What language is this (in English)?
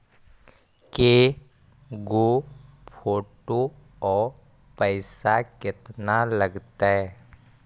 Magahi